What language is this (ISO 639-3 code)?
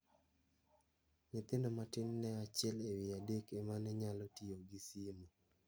luo